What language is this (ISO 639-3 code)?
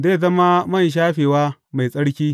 hau